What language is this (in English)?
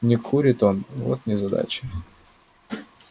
Russian